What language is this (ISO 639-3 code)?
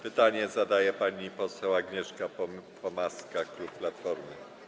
pol